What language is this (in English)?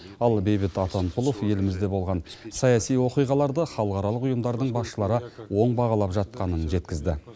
Kazakh